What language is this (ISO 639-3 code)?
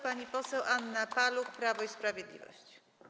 pol